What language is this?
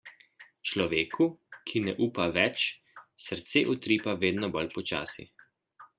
Slovenian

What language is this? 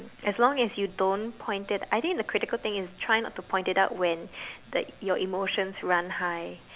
English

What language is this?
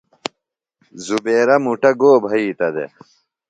Phalura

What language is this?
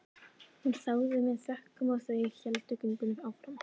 Icelandic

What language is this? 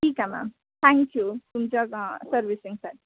Marathi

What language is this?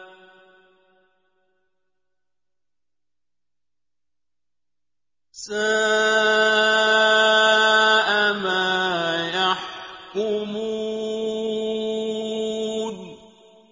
Arabic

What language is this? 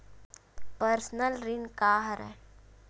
Chhattisgarhi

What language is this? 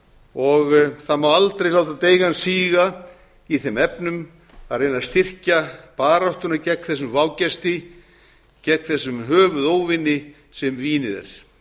Icelandic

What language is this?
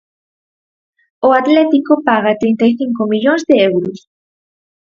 Galician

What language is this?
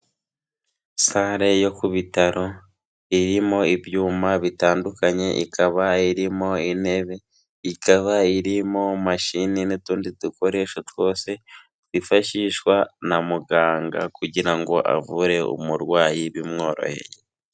Kinyarwanda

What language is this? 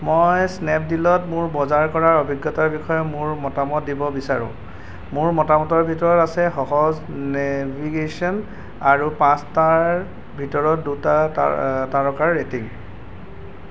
Assamese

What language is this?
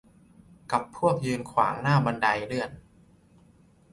Thai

